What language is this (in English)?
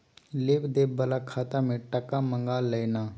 Maithili